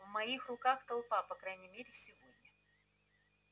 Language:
Russian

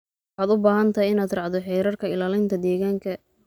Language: Somali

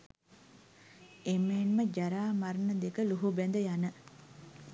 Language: Sinhala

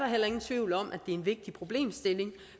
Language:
Danish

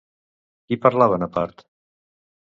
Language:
Catalan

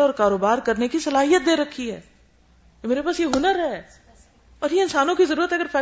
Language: Urdu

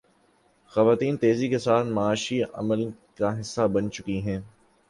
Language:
Urdu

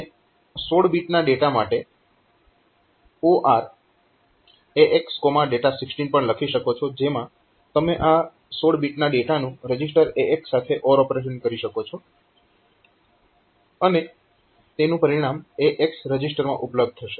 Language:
Gujarati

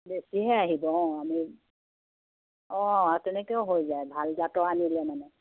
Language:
Assamese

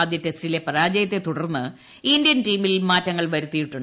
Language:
Malayalam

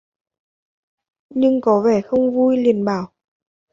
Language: Vietnamese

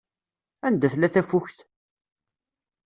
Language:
Kabyle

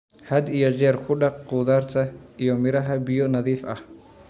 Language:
Somali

